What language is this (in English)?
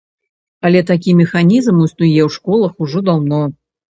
Belarusian